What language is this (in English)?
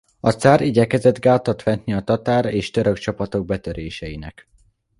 Hungarian